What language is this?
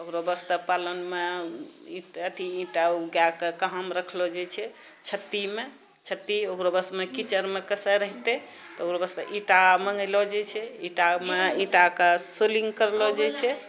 Maithili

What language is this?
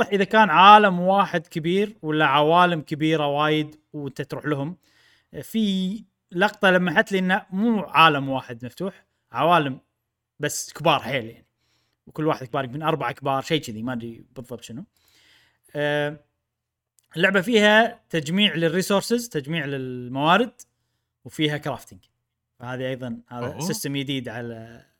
Arabic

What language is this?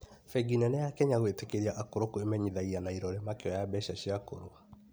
Kikuyu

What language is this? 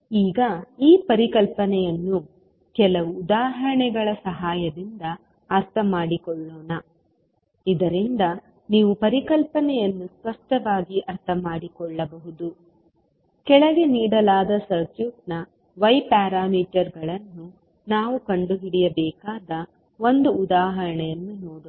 Kannada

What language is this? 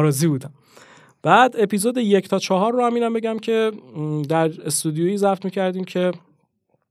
Persian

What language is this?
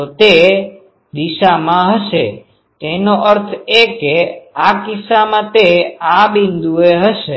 Gujarati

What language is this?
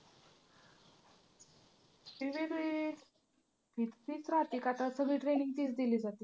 Marathi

